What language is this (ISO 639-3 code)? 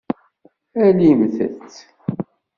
kab